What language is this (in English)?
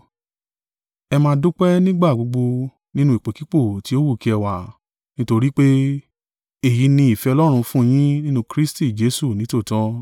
Yoruba